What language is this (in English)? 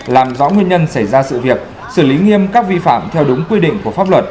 Vietnamese